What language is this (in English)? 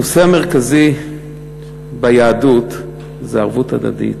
Hebrew